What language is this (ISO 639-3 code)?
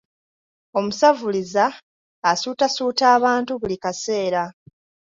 lug